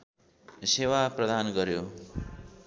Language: Nepali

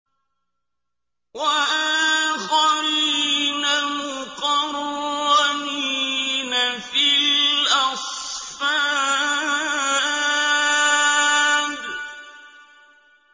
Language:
Arabic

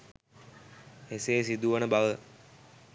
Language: Sinhala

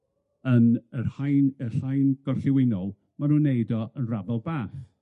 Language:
Welsh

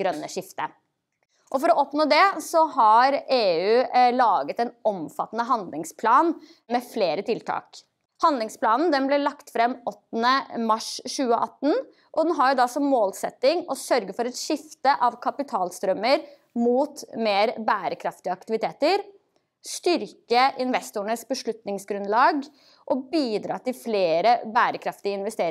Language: Norwegian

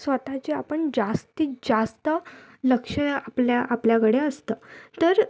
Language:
Marathi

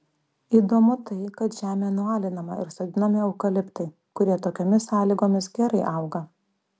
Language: Lithuanian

